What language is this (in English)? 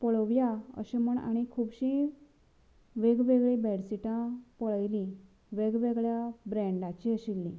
Konkani